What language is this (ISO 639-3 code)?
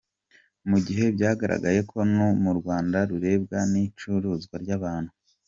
kin